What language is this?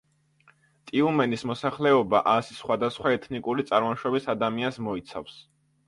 Georgian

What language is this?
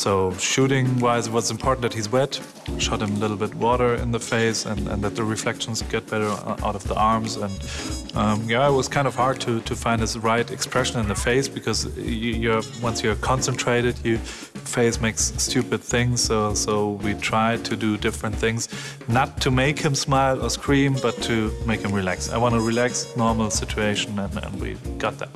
English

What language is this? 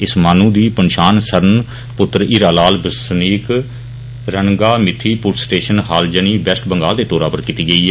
Dogri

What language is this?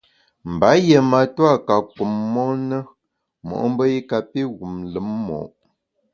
Bamun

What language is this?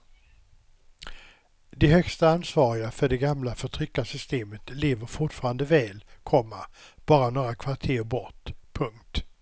Swedish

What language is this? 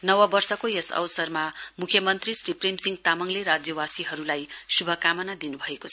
Nepali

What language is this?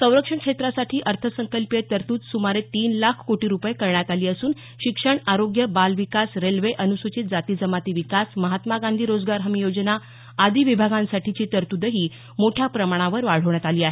Marathi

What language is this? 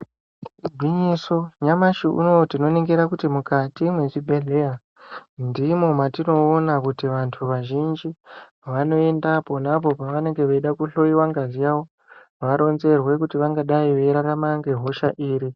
Ndau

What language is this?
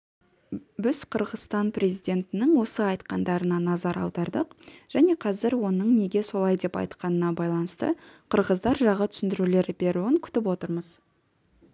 Kazakh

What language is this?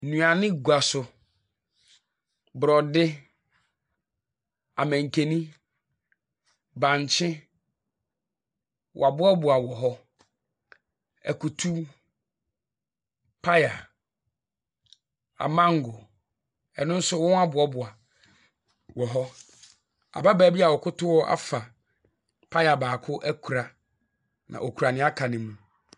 Akan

